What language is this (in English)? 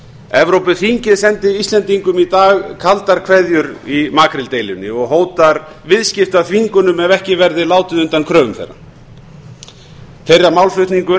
Icelandic